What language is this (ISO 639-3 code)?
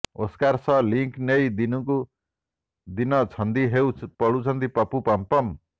ori